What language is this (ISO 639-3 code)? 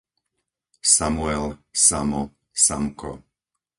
slk